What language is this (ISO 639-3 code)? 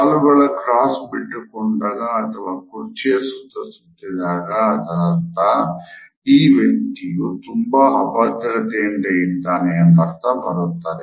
kan